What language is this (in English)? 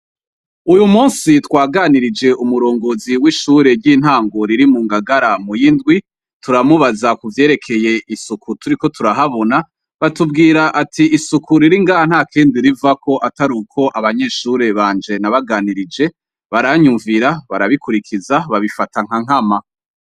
Rundi